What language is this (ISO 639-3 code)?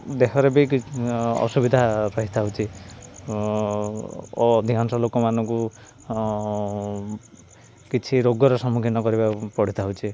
ori